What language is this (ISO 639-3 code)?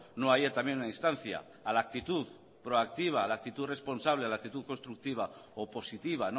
spa